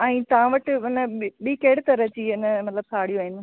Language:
Sindhi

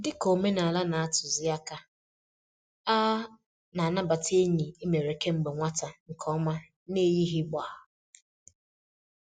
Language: Igbo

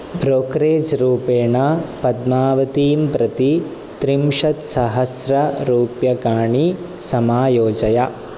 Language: Sanskrit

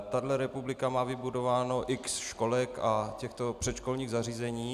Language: Czech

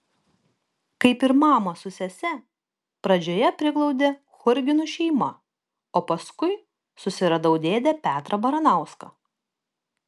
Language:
Lithuanian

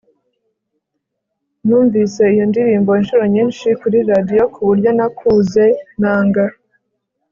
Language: Kinyarwanda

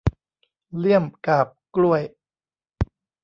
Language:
Thai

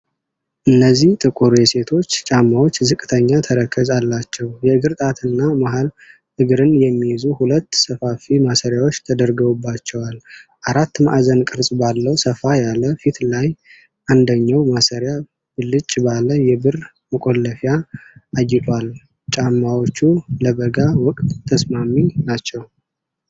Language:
Amharic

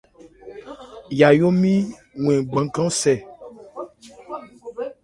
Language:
Ebrié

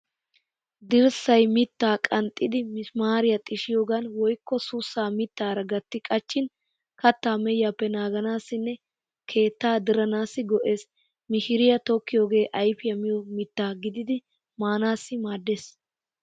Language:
Wolaytta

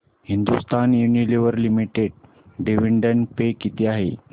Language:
Marathi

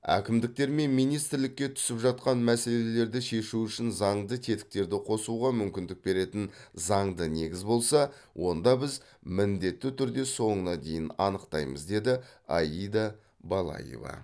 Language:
Kazakh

